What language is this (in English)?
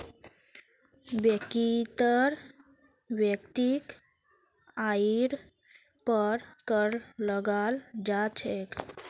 Magahi